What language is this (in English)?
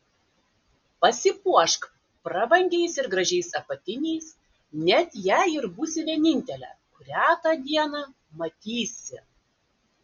Lithuanian